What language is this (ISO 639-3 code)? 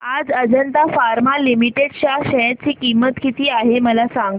mar